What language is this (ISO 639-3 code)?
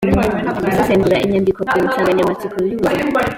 kin